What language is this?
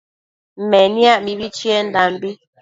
Matsés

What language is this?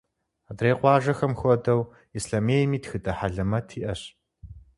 Kabardian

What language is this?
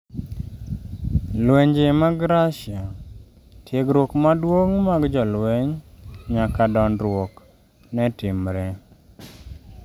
Luo (Kenya and Tanzania)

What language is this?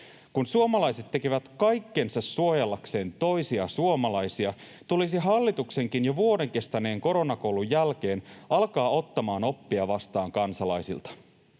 Finnish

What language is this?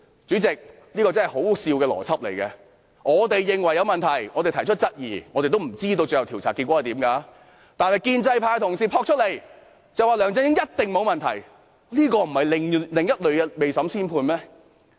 Cantonese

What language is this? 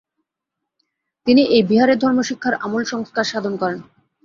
Bangla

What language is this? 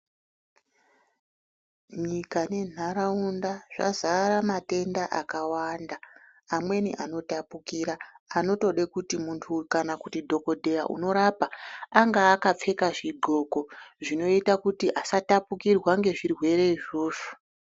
Ndau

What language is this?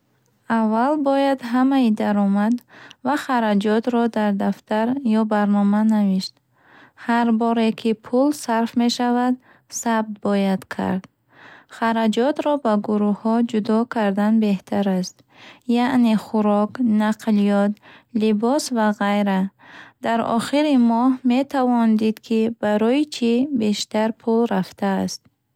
Bukharic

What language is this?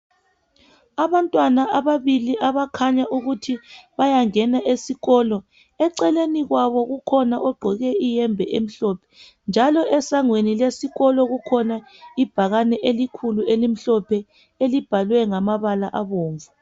North Ndebele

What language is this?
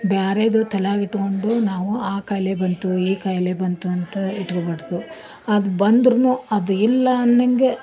Kannada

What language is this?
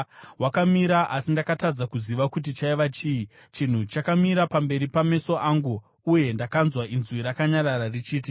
Shona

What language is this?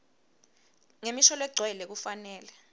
Swati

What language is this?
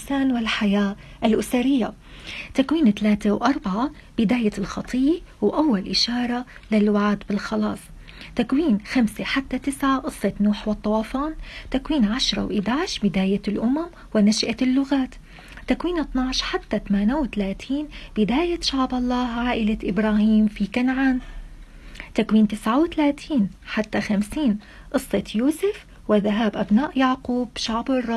Arabic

